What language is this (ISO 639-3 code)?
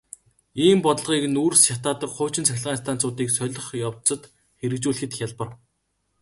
mon